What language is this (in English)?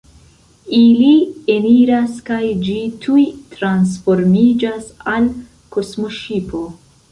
Esperanto